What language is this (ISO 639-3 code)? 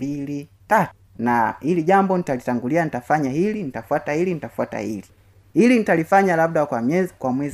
swa